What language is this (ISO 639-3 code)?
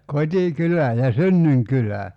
fin